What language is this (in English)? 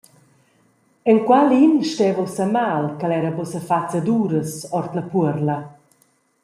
Romansh